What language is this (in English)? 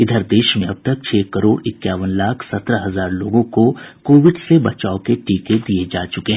Hindi